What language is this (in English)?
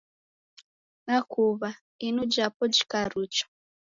Taita